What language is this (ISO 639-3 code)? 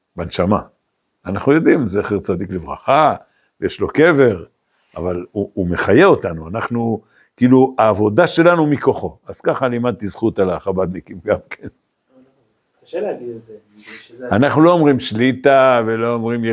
heb